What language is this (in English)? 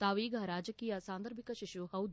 Kannada